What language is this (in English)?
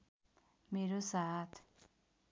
Nepali